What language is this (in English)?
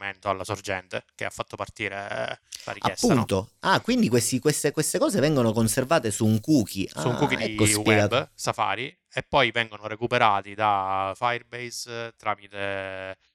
Italian